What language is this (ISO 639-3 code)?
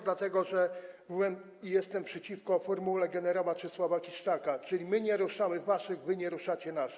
pol